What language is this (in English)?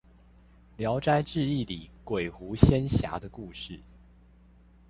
Chinese